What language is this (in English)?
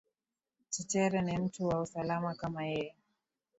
Swahili